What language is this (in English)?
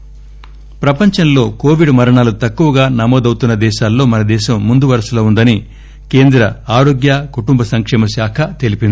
Telugu